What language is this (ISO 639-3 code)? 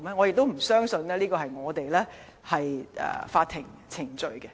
yue